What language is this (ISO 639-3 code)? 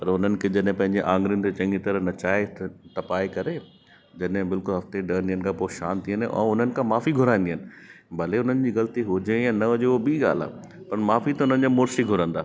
snd